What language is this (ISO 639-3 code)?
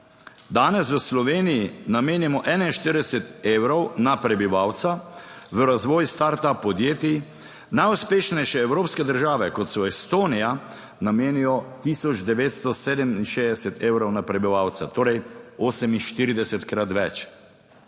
slv